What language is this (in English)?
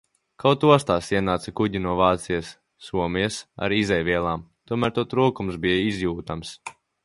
Latvian